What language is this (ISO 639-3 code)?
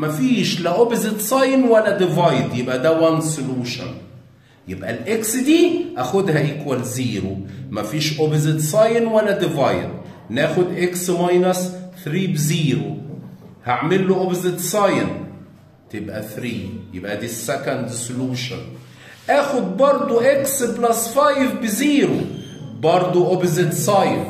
ara